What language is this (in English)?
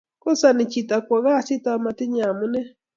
Kalenjin